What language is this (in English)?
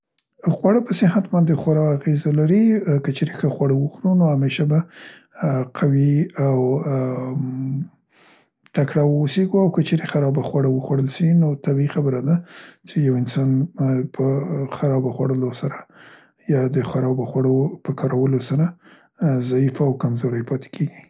Central Pashto